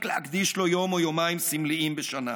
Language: Hebrew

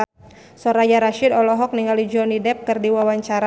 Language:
Sundanese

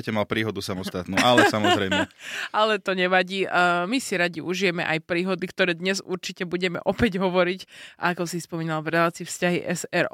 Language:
Slovak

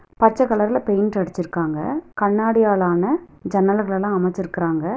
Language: Tamil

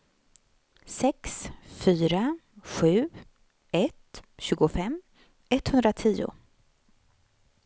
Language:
Swedish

